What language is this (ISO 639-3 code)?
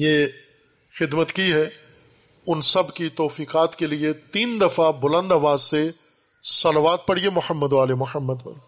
urd